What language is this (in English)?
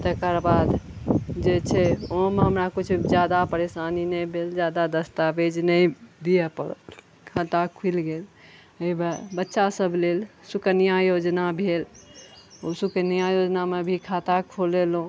Maithili